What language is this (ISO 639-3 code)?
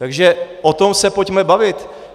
ces